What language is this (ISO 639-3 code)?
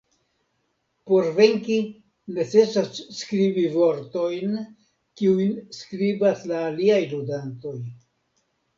epo